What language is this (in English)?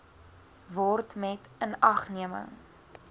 Afrikaans